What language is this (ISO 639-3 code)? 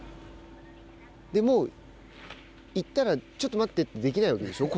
jpn